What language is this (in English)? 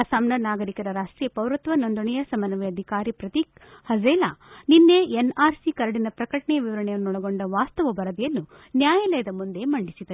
Kannada